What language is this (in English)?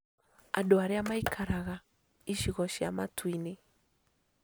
Kikuyu